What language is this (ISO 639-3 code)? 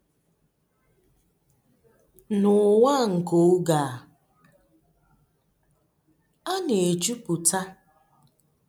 ibo